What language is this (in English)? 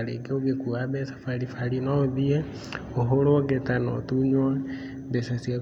Kikuyu